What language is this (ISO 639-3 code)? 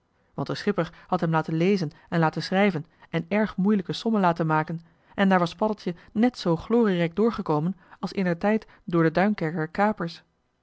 nld